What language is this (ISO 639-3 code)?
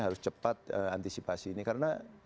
ind